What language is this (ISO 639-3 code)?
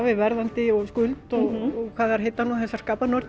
isl